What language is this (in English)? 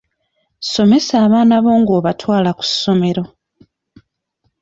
Ganda